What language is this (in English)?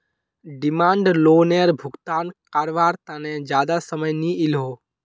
Magahi